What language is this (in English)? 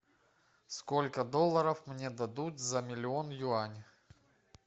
Russian